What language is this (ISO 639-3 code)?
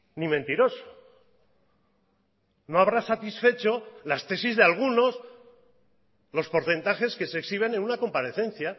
spa